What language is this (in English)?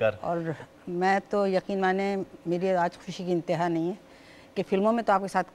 Hindi